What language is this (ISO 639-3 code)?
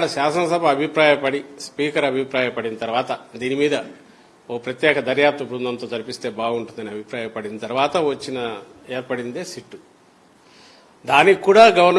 eng